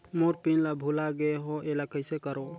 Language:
Chhattisgarhi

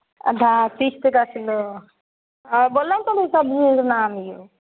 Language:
Maithili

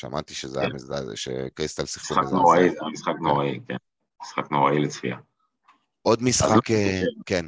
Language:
Hebrew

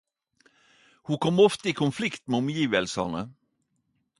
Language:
Norwegian Nynorsk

